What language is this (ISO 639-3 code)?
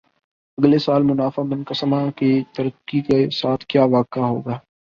urd